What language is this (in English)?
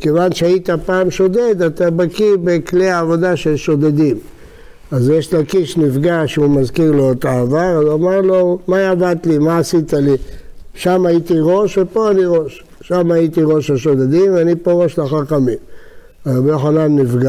Hebrew